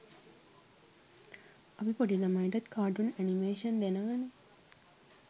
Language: Sinhala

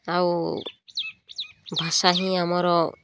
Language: Odia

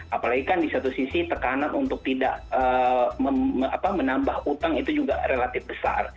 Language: Indonesian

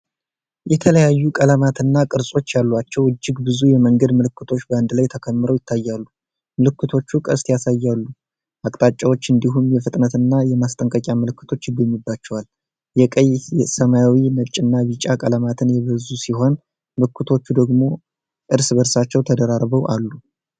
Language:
Amharic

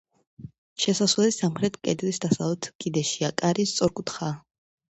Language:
Georgian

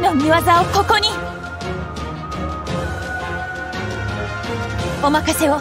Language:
Japanese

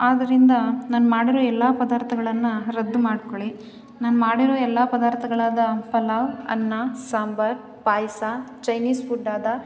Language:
Kannada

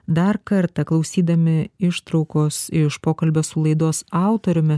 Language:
Lithuanian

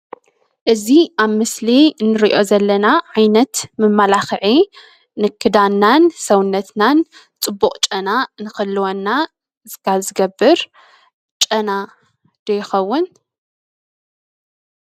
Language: Tigrinya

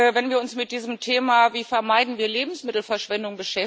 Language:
German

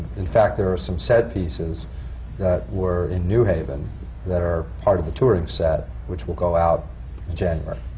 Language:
English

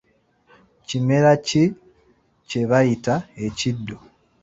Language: Ganda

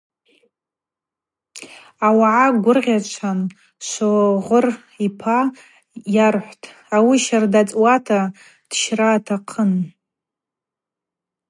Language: Abaza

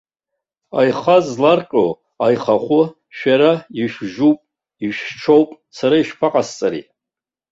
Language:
Abkhazian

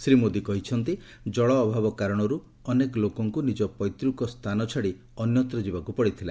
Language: Odia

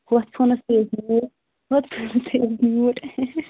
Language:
Kashmiri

